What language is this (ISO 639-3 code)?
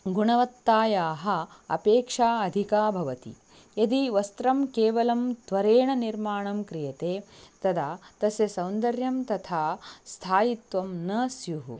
san